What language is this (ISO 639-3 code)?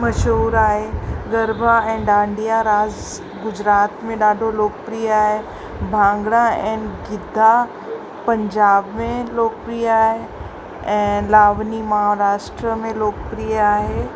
snd